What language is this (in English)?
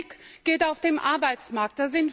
German